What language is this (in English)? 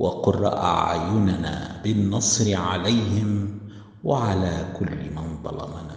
Arabic